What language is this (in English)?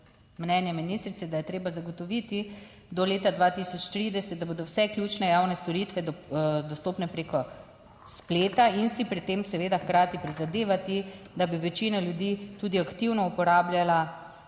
Slovenian